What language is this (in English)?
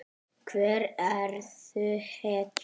Icelandic